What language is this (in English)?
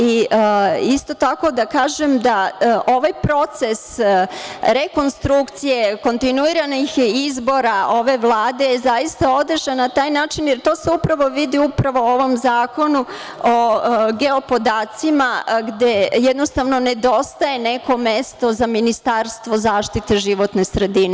Serbian